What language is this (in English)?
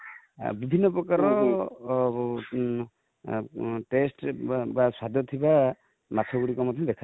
Odia